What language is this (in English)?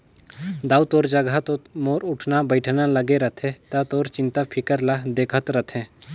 Chhattisgarhi